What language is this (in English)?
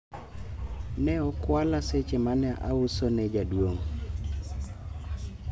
Luo (Kenya and Tanzania)